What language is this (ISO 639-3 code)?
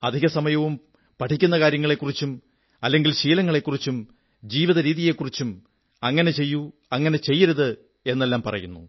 mal